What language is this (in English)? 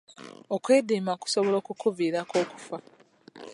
Ganda